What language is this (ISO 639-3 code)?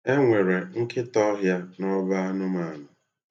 ibo